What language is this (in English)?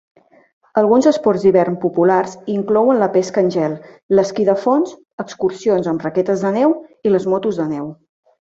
Catalan